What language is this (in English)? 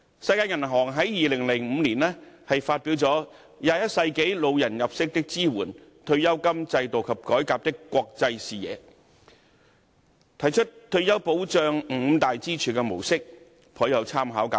Cantonese